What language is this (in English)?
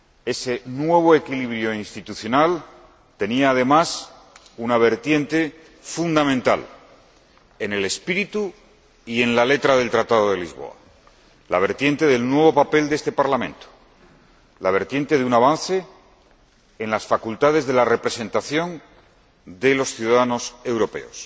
Spanish